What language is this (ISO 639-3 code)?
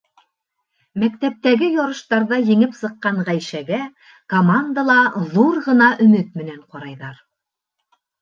bak